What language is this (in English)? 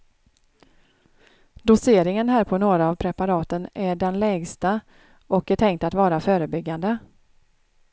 Swedish